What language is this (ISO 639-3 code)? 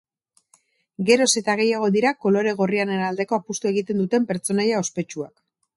eus